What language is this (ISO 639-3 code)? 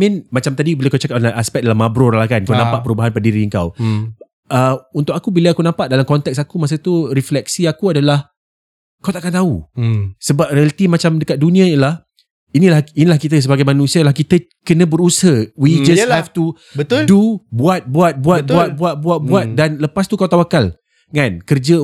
msa